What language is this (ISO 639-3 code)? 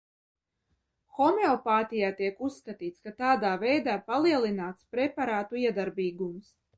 lav